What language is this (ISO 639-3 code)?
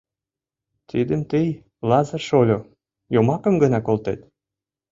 chm